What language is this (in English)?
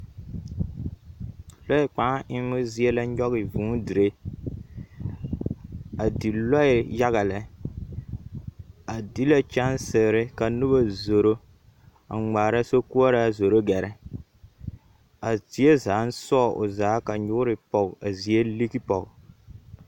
Southern Dagaare